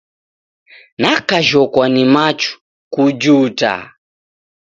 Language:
Taita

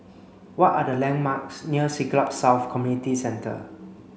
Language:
English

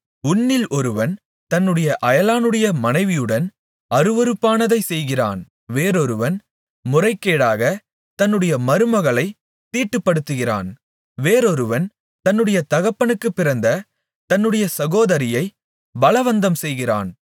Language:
Tamil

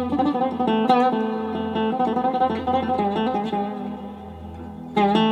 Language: Persian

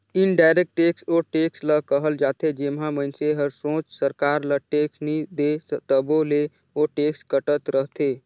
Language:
Chhattisgarhi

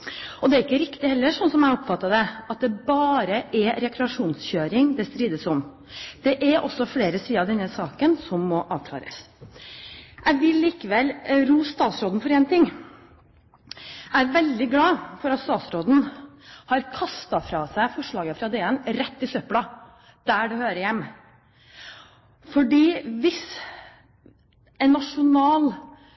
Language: Norwegian Bokmål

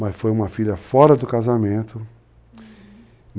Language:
Portuguese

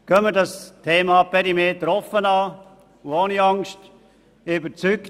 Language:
Swiss German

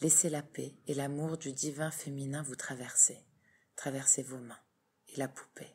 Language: French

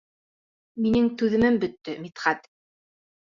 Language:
Bashkir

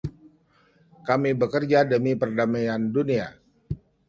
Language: Indonesian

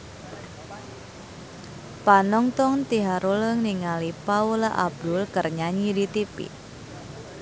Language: Sundanese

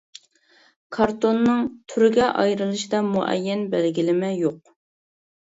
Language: Uyghur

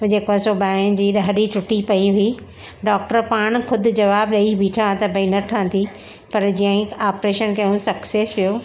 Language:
Sindhi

